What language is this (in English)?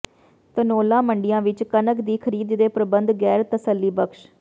Punjabi